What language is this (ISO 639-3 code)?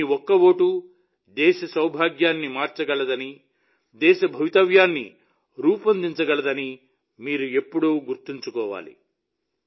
tel